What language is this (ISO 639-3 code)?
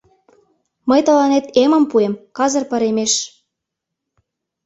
chm